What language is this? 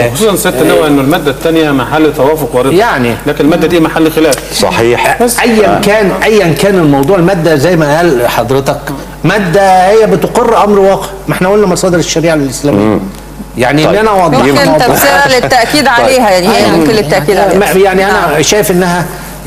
Arabic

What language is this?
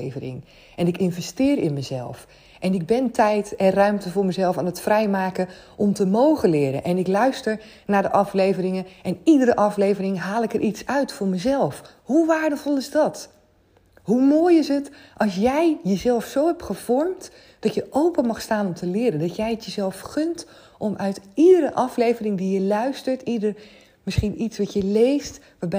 Dutch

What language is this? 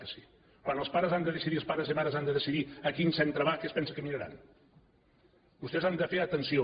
Catalan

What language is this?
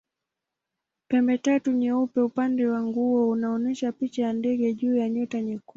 Swahili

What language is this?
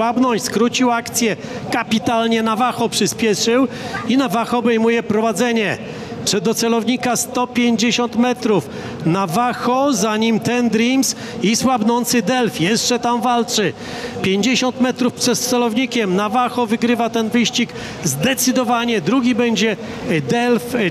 Polish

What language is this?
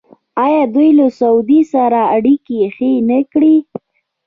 Pashto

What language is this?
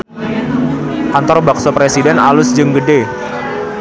Sundanese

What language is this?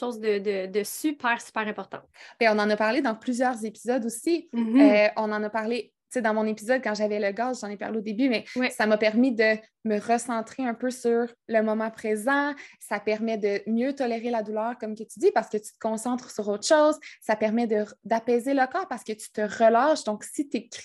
French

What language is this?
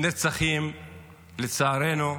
Hebrew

